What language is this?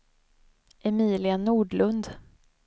Swedish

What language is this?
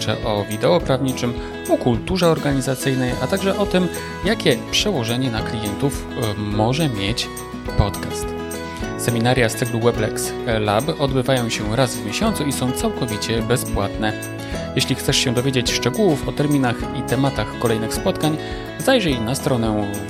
Polish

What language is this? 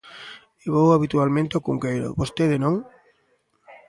Galician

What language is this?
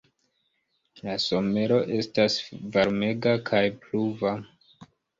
Esperanto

